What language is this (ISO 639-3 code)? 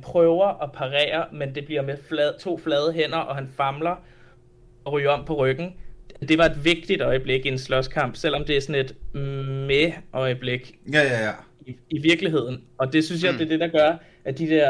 dan